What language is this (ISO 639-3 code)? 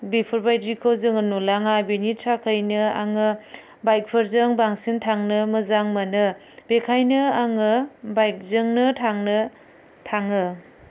brx